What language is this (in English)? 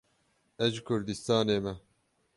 Kurdish